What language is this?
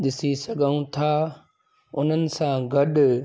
Sindhi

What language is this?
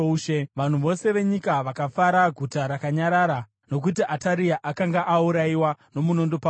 Shona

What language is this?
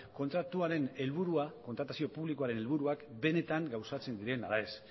Basque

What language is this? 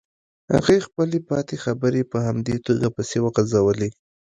Pashto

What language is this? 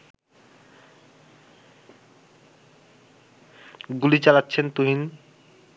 Bangla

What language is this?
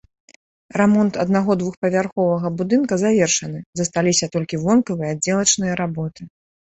Belarusian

